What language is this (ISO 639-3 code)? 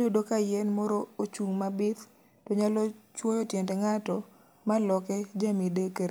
luo